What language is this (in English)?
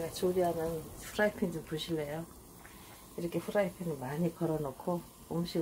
Korean